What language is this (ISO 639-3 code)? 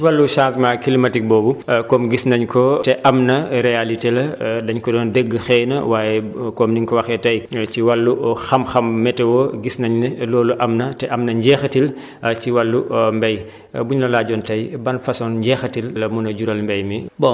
wol